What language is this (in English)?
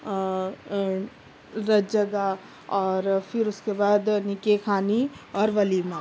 Urdu